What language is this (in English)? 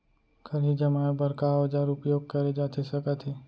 Chhattisgarhi